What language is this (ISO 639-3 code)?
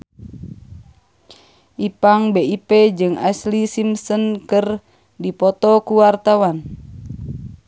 sun